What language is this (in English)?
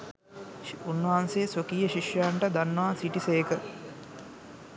Sinhala